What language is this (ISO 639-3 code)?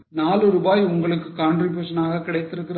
tam